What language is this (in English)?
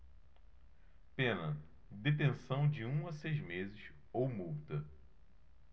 Portuguese